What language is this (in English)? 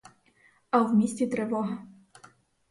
Ukrainian